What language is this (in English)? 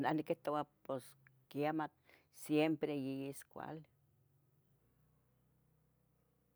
Tetelcingo Nahuatl